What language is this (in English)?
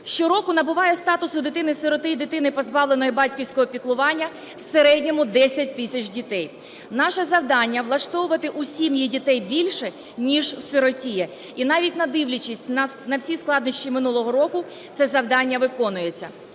Ukrainian